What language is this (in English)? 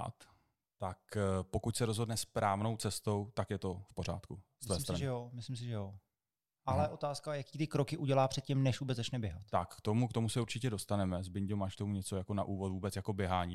Czech